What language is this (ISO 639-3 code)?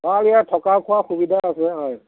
asm